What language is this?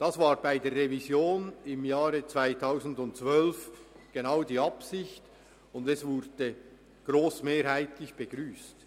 Swiss German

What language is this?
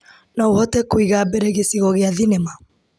Kikuyu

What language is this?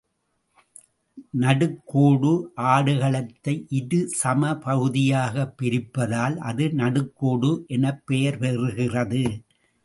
Tamil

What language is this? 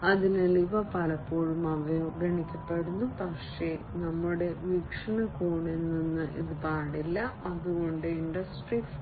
Malayalam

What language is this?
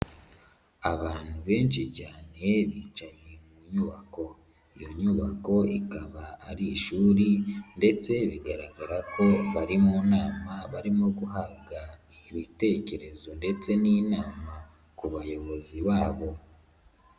Kinyarwanda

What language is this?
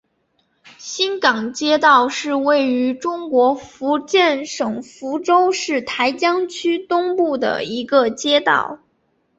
Chinese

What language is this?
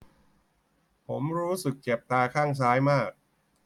Thai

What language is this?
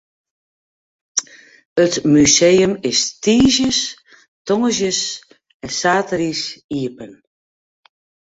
Western Frisian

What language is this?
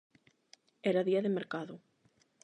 Galician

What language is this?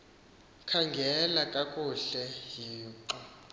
Xhosa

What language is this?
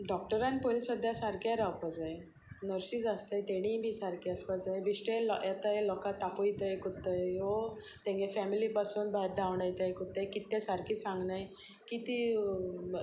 Konkani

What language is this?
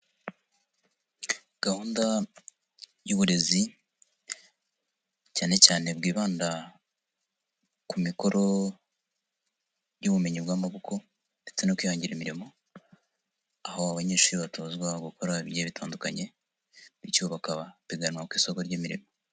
Kinyarwanda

